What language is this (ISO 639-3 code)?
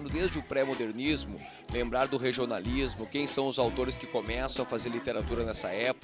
por